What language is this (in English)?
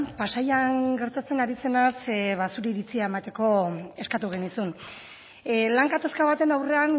Basque